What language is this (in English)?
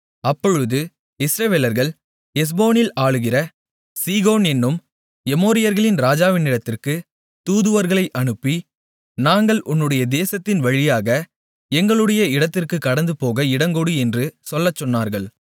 Tamil